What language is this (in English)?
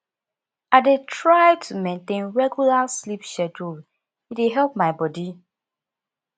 Nigerian Pidgin